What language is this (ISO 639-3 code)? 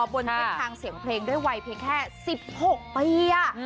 tha